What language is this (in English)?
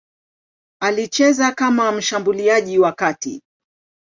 Swahili